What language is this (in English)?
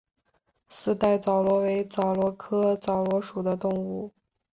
Chinese